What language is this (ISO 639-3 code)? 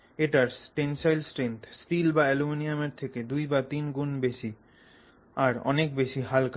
ben